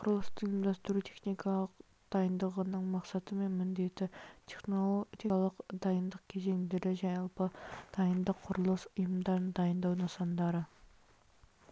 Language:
Kazakh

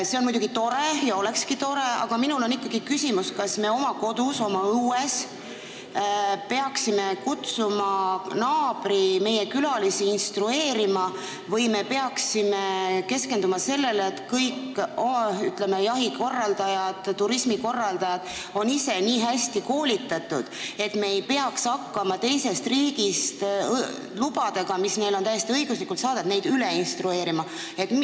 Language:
Estonian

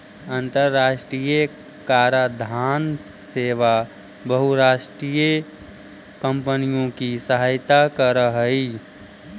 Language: Magahi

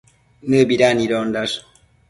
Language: Matsés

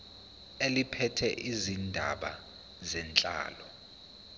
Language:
Zulu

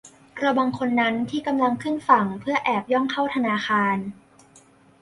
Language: Thai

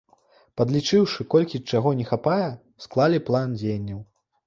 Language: Belarusian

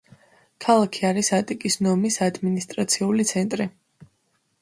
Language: Georgian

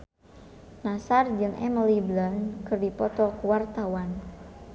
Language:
Sundanese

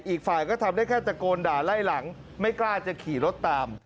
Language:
Thai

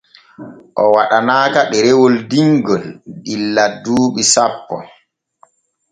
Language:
Borgu Fulfulde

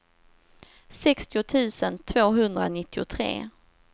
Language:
Swedish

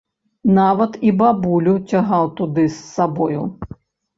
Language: Belarusian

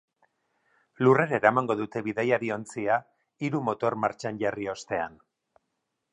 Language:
Basque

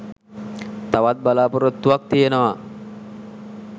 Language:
Sinhala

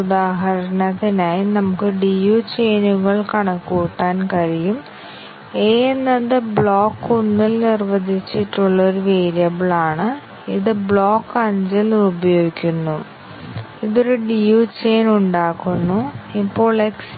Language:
Malayalam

